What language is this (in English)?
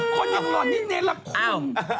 Thai